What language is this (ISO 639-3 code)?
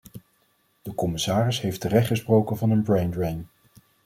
nld